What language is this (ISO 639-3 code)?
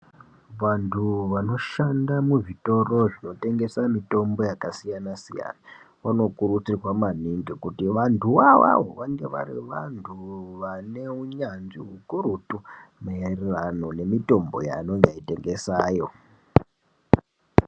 ndc